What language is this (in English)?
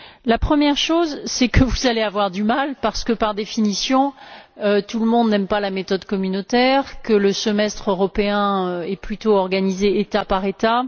French